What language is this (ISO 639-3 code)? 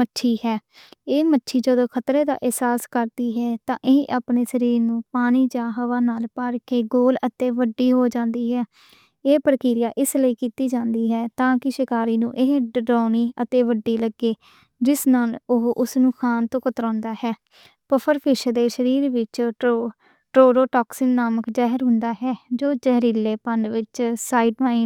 lah